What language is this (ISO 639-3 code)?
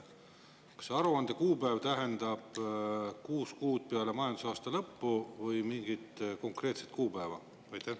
est